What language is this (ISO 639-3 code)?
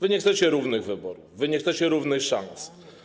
pol